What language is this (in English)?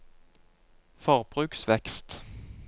Norwegian